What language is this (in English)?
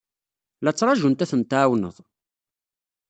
Kabyle